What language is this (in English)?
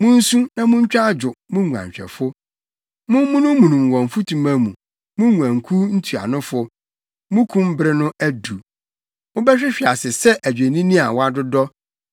Akan